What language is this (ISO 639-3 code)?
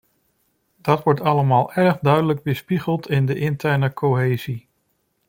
nld